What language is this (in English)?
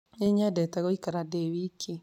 Kikuyu